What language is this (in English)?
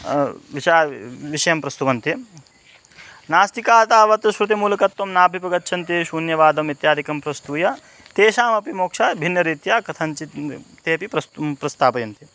Sanskrit